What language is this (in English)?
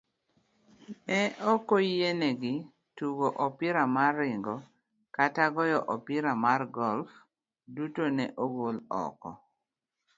Luo (Kenya and Tanzania)